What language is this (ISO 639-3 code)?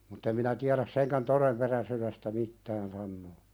fin